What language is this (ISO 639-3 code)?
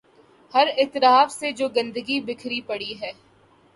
urd